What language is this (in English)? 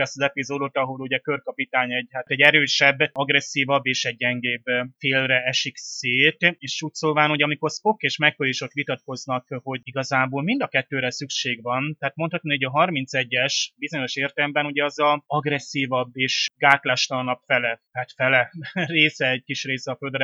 Hungarian